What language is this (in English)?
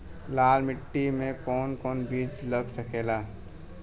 Bhojpuri